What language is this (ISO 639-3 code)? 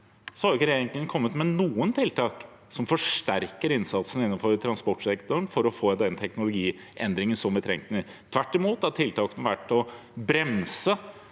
nor